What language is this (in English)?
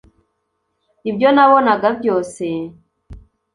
Kinyarwanda